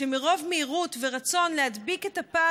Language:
Hebrew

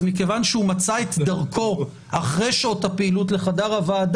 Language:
Hebrew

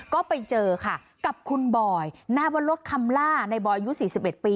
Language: Thai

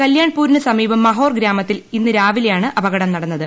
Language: Malayalam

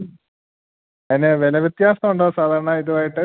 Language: Malayalam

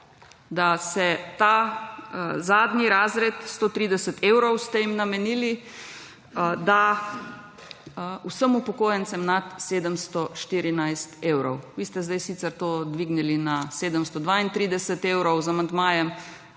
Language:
Slovenian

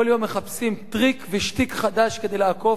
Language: Hebrew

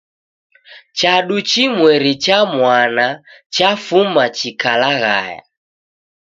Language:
Taita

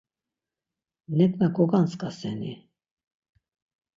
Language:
Laz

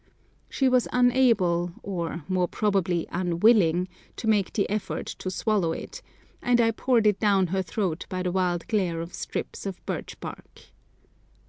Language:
English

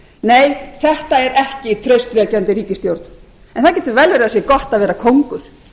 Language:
Icelandic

